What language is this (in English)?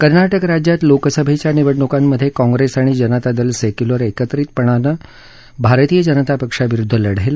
Marathi